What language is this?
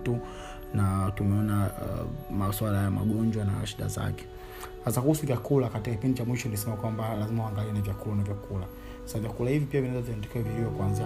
Swahili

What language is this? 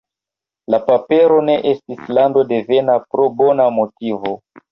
Esperanto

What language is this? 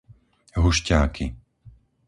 Slovak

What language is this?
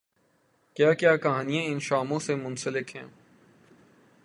Urdu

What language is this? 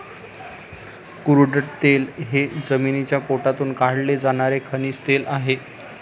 Marathi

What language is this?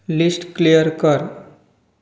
Konkani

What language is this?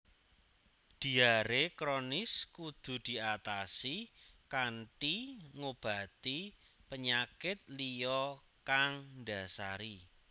Javanese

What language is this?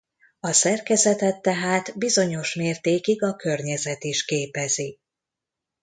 Hungarian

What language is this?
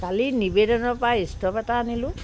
Assamese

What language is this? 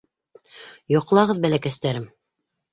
Bashkir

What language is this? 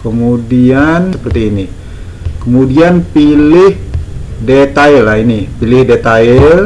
Indonesian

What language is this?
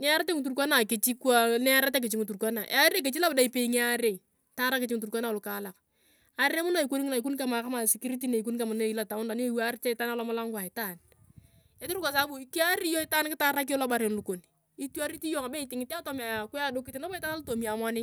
Turkana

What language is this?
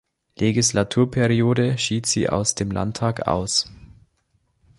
German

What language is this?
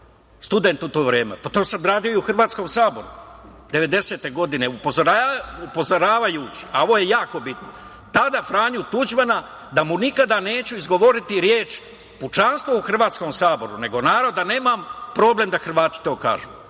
Serbian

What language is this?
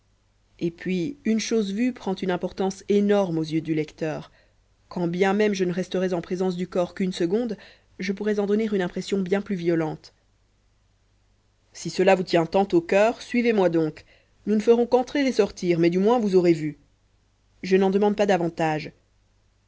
French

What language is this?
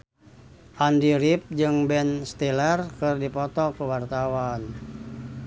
Sundanese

